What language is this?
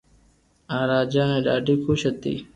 Loarki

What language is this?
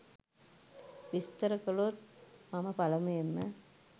Sinhala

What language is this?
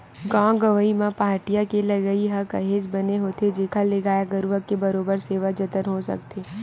Chhattisgarhi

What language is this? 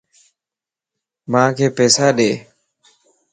Lasi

